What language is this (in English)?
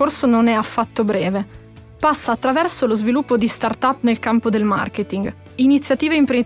Italian